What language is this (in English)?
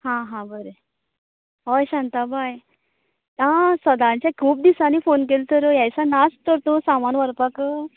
Konkani